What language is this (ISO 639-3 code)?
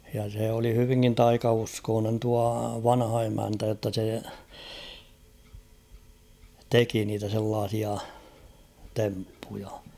fin